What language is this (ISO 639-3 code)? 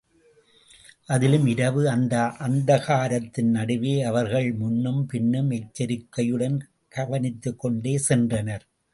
tam